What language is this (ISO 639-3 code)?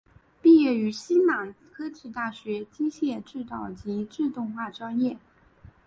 zho